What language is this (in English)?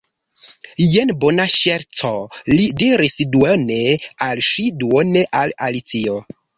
Esperanto